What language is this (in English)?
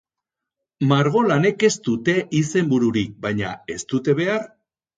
Basque